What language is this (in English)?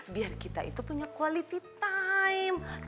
Indonesian